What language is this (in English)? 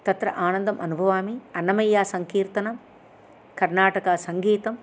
Sanskrit